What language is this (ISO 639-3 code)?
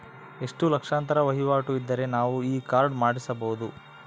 kan